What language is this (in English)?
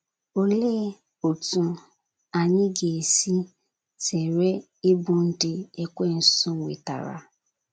Igbo